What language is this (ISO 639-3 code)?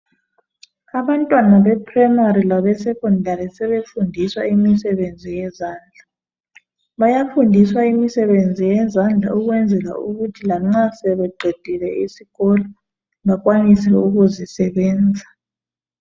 nde